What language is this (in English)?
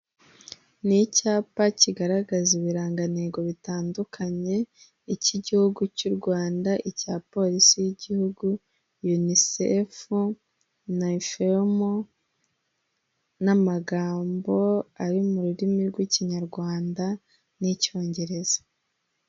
Kinyarwanda